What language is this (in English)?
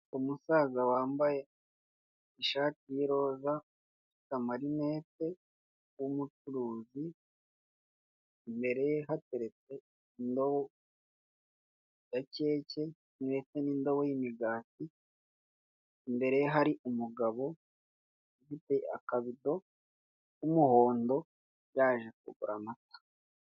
Kinyarwanda